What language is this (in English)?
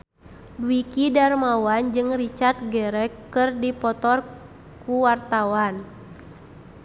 Sundanese